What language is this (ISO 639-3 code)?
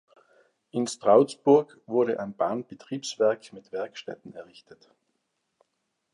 deu